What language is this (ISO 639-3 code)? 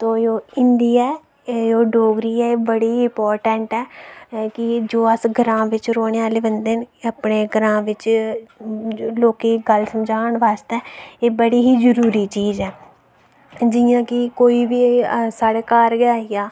doi